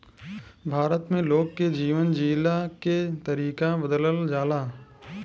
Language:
Bhojpuri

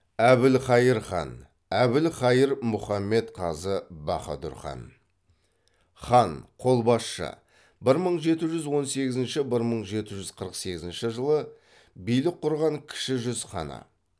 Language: Kazakh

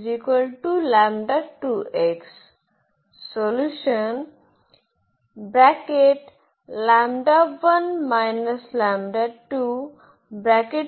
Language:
Marathi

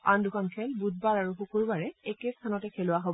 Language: Assamese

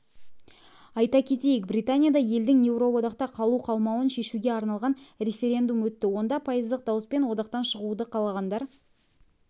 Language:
Kazakh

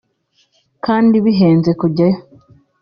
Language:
Kinyarwanda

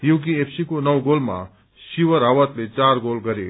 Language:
Nepali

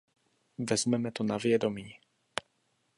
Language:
Czech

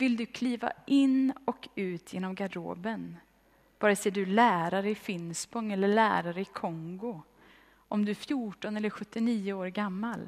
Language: Swedish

